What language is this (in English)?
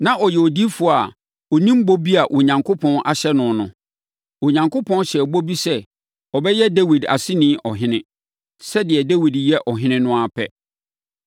Akan